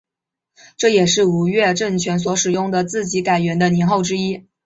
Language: Chinese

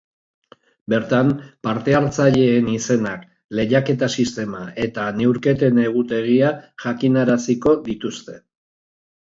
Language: Basque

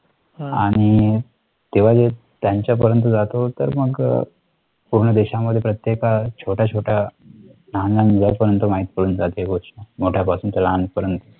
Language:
Marathi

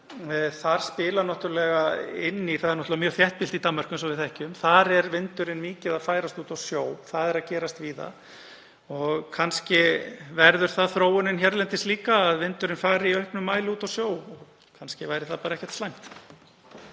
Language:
Icelandic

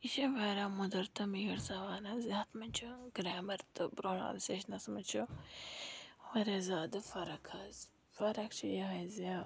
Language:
Kashmiri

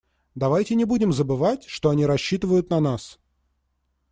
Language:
Russian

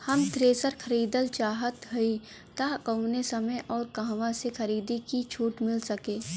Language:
Bhojpuri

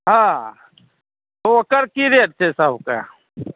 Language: Maithili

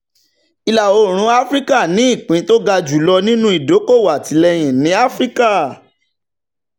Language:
Yoruba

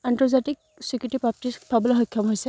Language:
Assamese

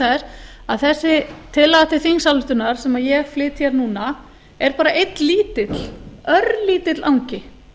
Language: Icelandic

